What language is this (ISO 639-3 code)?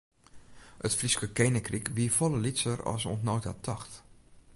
fry